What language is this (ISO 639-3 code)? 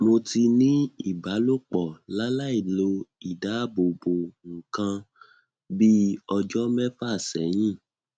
yor